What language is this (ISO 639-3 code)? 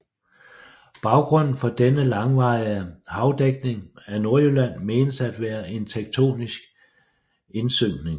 dan